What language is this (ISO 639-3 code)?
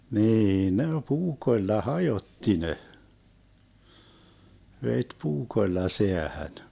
fin